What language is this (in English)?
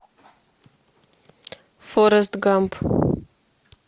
Russian